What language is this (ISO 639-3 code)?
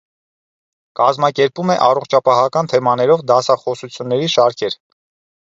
hye